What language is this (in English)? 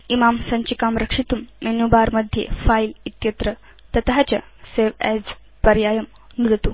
Sanskrit